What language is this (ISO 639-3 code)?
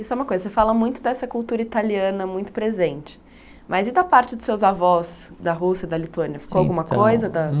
por